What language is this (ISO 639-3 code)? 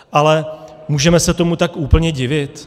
ces